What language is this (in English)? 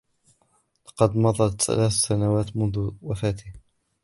Arabic